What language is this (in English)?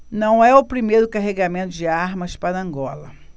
Portuguese